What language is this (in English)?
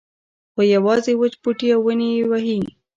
Pashto